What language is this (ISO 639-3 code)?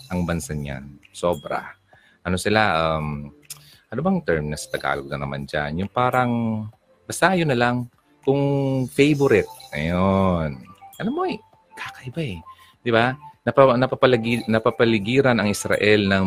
fil